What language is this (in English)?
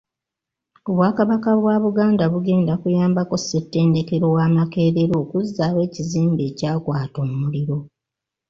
Ganda